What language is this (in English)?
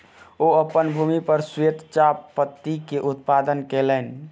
Maithili